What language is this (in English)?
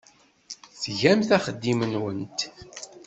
Kabyle